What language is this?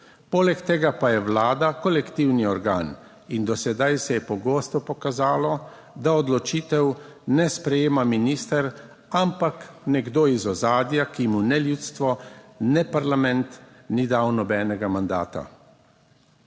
Slovenian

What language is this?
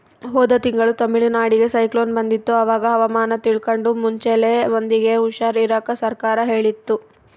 Kannada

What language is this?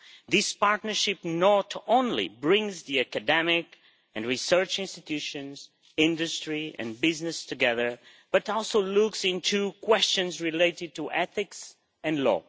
English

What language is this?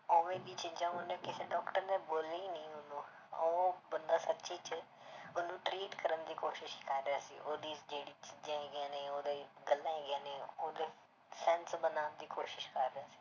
Punjabi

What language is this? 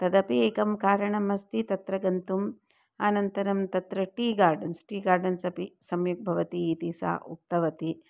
Sanskrit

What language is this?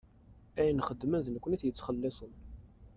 Kabyle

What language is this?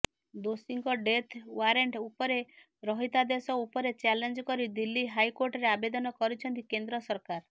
Odia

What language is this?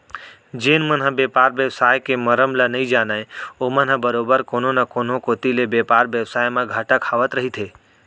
Chhattisgarhi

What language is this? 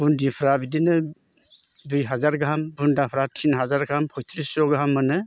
Bodo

